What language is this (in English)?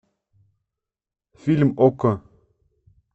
Russian